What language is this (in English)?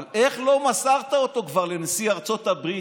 Hebrew